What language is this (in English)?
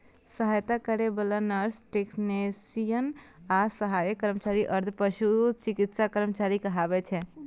Maithili